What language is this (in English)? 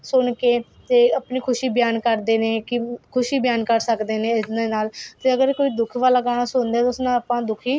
Punjabi